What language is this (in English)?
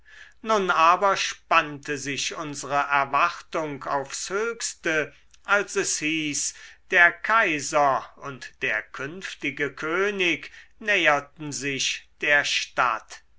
German